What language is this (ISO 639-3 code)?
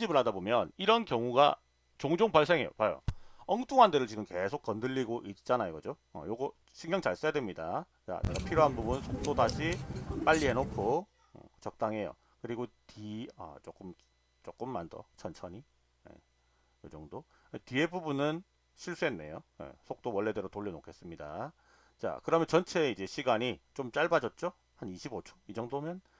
kor